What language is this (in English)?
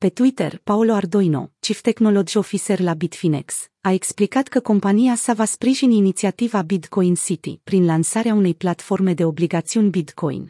Romanian